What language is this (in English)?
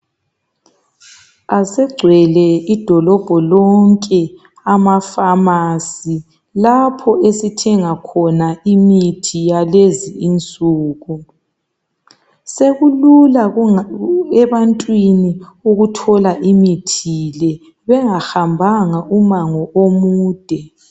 North Ndebele